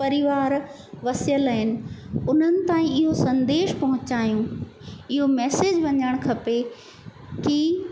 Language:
Sindhi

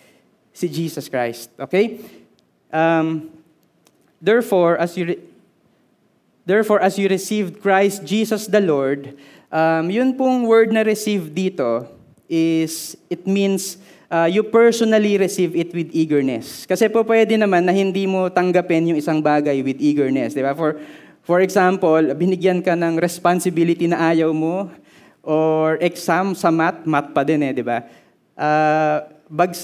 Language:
Filipino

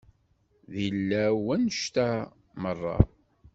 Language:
Kabyle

